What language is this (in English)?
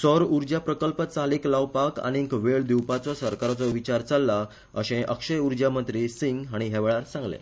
Konkani